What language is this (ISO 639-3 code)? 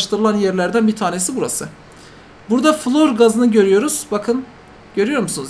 tur